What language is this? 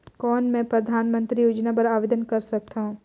Chhattisgarhi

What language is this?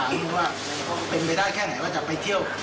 Thai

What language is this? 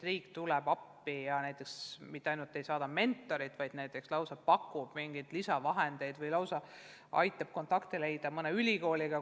Estonian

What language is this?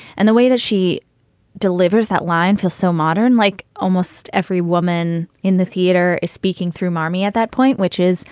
English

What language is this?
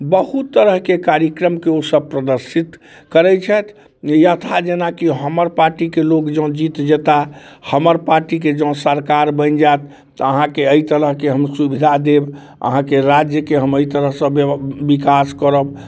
Maithili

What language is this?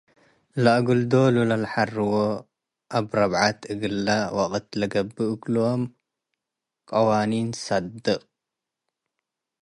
Tigre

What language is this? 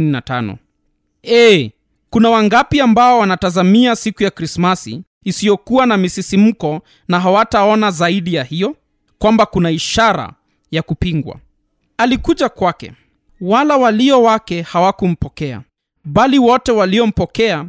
Swahili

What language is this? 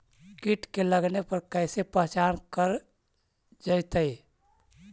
Magahi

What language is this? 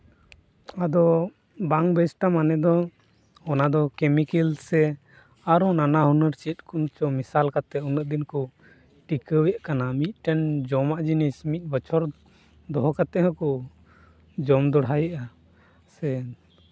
Santali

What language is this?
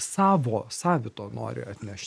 Lithuanian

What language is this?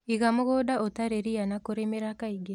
Kikuyu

